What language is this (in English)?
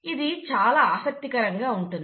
Telugu